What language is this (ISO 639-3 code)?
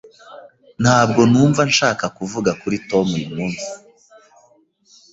kin